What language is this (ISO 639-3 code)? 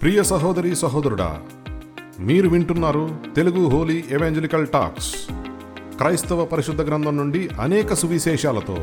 tel